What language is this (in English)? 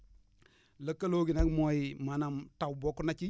Wolof